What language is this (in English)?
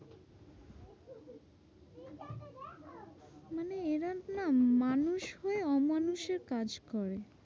Bangla